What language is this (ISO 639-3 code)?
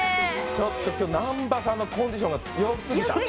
jpn